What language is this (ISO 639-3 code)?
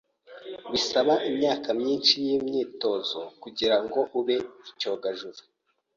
kin